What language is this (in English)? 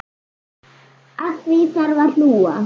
Icelandic